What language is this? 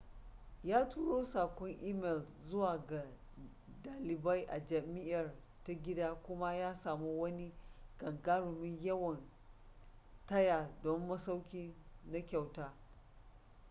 Hausa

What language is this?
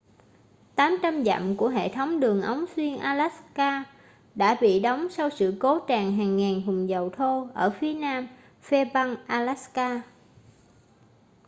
Vietnamese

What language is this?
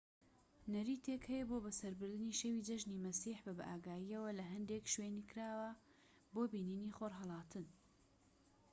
Central Kurdish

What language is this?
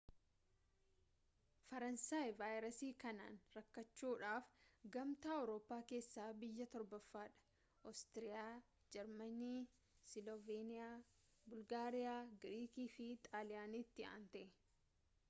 Oromo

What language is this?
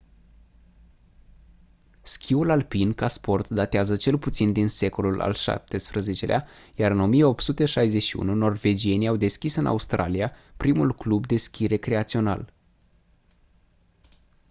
Romanian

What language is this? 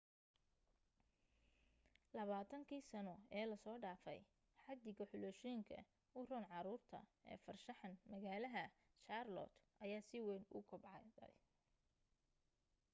Somali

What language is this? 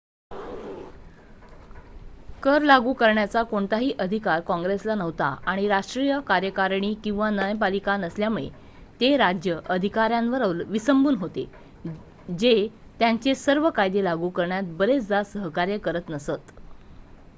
Marathi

